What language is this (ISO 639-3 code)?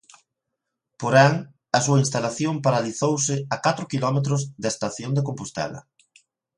glg